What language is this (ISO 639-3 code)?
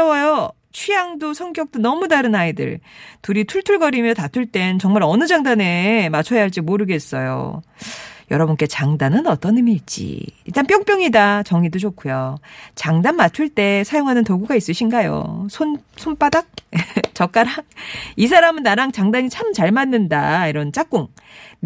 kor